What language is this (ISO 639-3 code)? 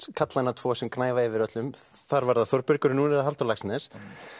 isl